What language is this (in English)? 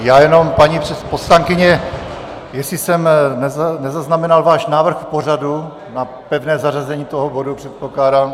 Czech